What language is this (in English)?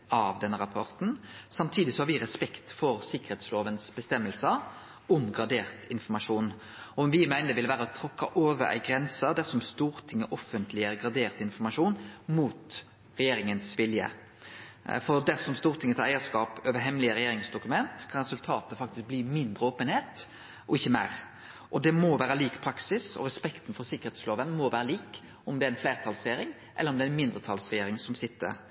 Norwegian Nynorsk